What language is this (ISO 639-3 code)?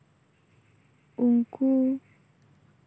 sat